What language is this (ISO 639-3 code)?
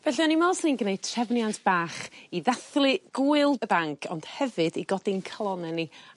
cym